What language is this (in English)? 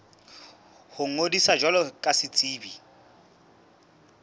Southern Sotho